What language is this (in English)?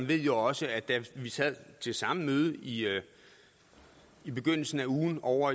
Danish